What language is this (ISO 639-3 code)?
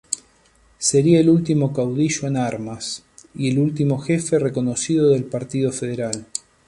spa